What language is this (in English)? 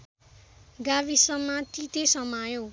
Nepali